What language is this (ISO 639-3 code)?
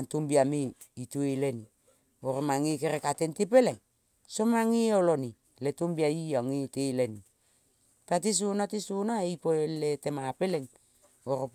kol